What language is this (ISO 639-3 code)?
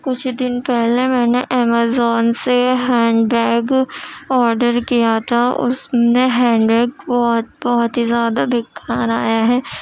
urd